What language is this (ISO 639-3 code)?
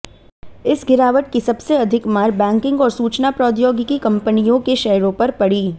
hin